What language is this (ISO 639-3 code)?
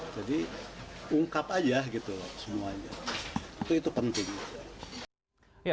ind